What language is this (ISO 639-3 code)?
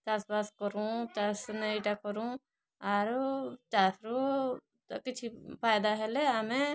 ori